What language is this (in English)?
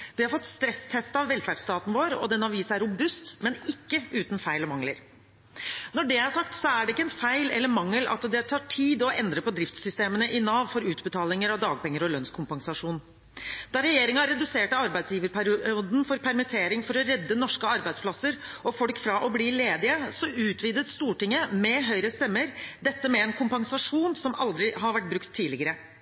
Norwegian Bokmål